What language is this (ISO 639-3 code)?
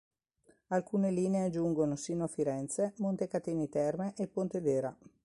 ita